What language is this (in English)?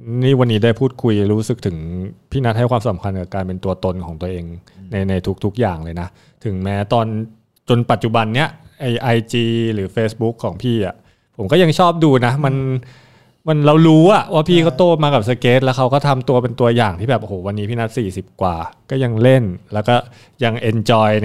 Thai